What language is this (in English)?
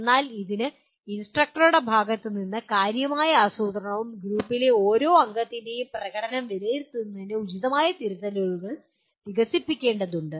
Malayalam